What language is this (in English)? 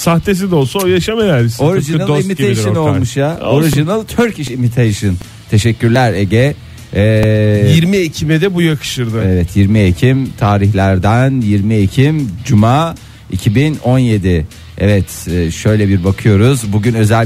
Turkish